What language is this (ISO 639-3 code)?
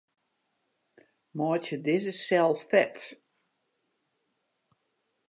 fry